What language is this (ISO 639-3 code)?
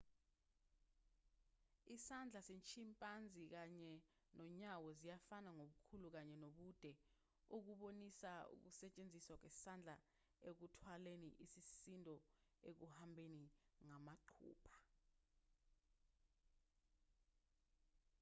zul